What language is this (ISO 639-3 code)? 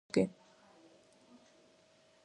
kat